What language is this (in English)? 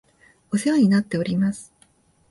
Japanese